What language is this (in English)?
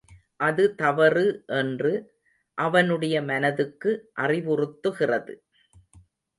Tamil